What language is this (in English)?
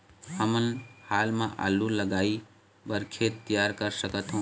Chhattisgarhi